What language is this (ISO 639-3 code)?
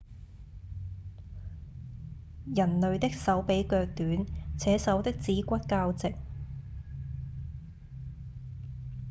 yue